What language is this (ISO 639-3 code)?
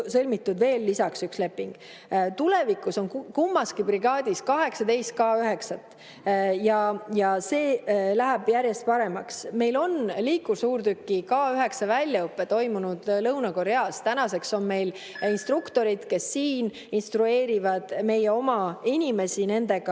est